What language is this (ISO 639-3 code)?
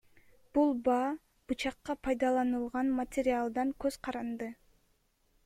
kir